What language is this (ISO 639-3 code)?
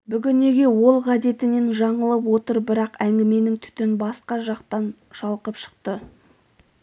kaz